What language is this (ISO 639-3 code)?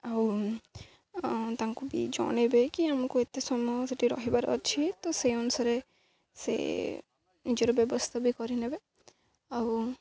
ori